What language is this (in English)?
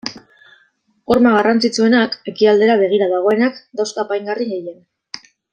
Basque